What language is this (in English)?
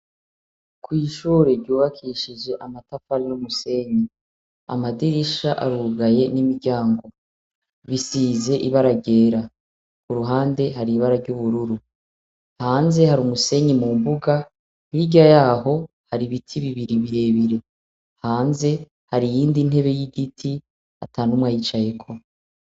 Rundi